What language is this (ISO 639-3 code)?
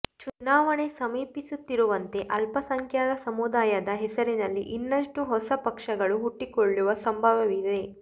kan